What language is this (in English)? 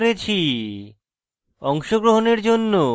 Bangla